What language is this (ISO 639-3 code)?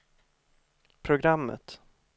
swe